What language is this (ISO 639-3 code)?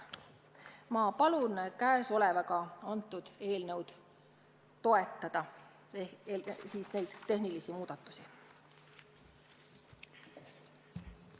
est